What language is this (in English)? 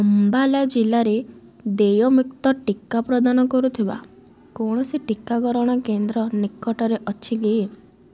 Odia